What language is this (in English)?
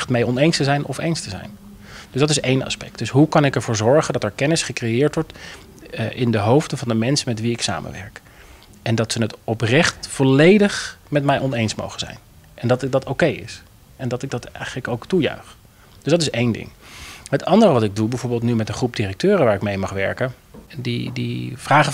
Dutch